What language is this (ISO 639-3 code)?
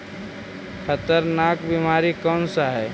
mag